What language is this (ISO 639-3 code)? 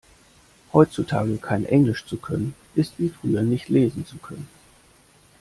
deu